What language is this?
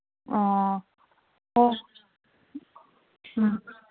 Manipuri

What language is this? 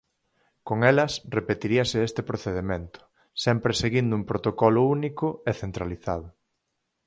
Galician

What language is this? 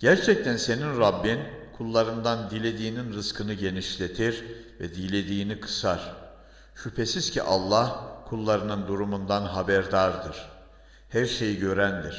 Turkish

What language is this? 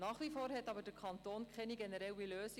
Swiss German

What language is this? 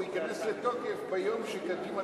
Hebrew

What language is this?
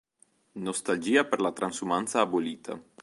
Italian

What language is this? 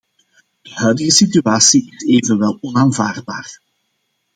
Dutch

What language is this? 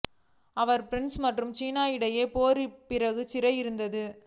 Tamil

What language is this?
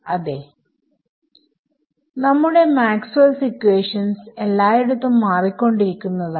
Malayalam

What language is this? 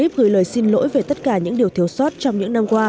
Vietnamese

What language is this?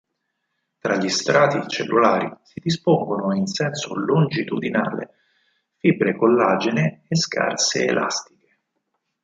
Italian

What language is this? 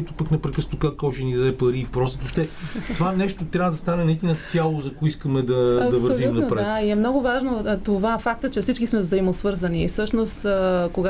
Bulgarian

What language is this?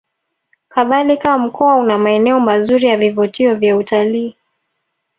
Swahili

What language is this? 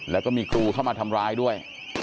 Thai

